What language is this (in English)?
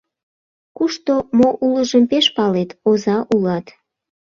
Mari